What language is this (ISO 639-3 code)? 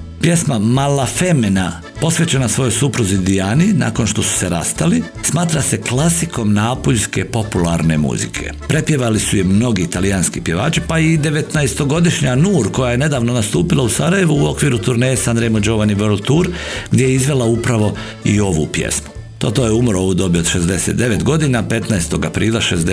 hrv